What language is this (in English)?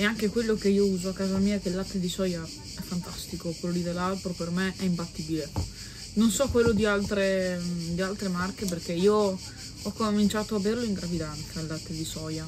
Italian